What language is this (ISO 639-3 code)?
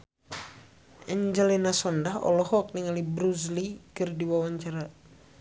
sun